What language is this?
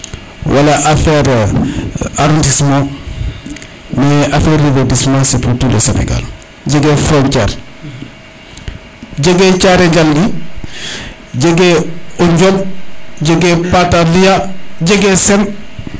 Serer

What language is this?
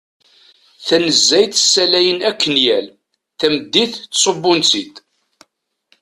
Kabyle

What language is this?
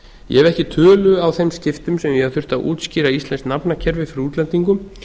Icelandic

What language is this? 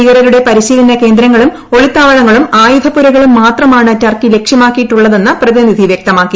Malayalam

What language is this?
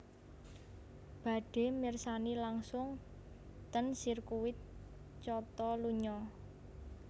Javanese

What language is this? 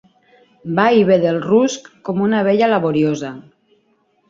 Catalan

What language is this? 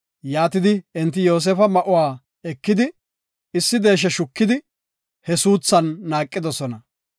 Gofa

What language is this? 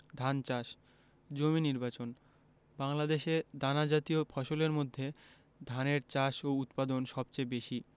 Bangla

